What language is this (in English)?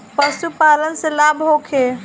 Bhojpuri